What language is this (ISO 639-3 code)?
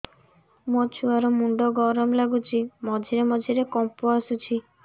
ori